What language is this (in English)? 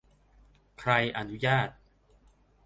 Thai